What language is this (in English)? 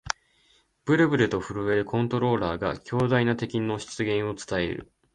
Japanese